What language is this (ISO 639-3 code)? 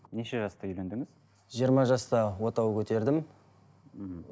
kaz